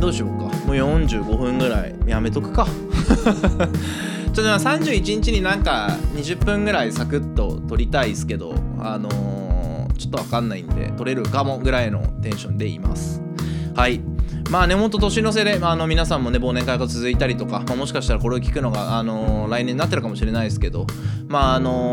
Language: Japanese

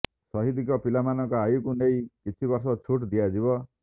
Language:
Odia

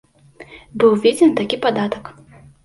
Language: Belarusian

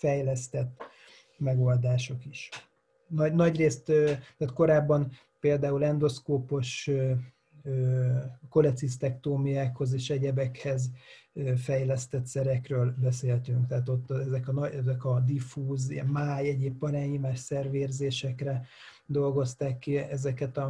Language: Hungarian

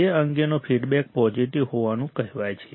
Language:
Gujarati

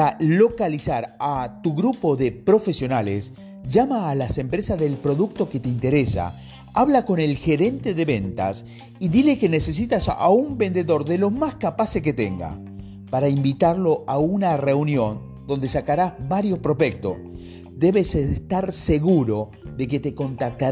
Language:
Spanish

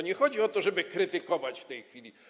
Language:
Polish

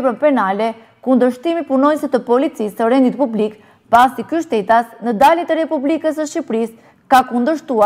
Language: Romanian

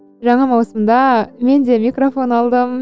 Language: Kazakh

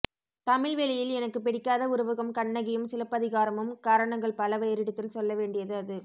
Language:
Tamil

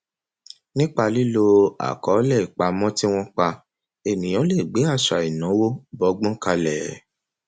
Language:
Yoruba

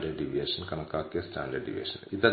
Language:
Malayalam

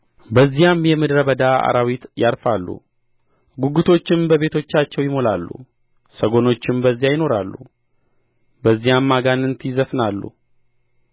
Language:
Amharic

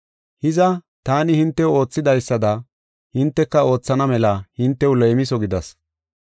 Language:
Gofa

